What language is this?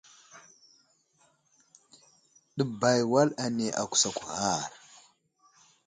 Wuzlam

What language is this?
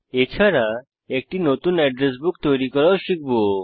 Bangla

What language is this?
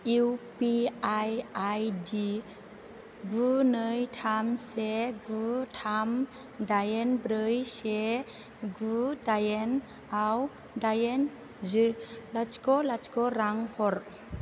Bodo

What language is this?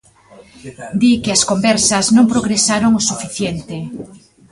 Galician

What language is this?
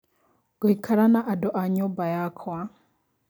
Kikuyu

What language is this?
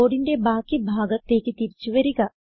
Malayalam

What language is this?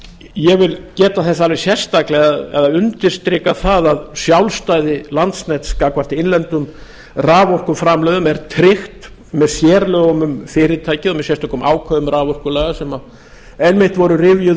Icelandic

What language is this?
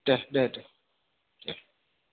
Bodo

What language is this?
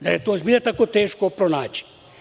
Serbian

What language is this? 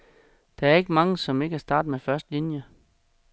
Danish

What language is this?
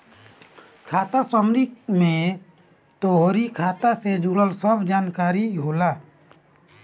Bhojpuri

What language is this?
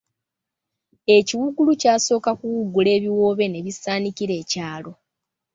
Ganda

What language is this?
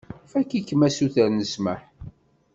Kabyle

